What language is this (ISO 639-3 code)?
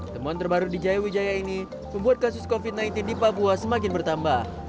ind